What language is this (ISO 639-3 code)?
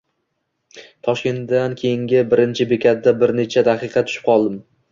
uzb